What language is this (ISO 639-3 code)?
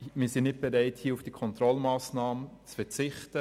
gsw